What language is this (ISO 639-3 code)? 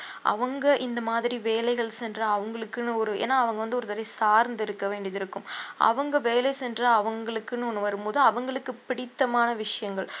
tam